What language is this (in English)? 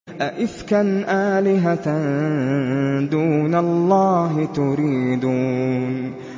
Arabic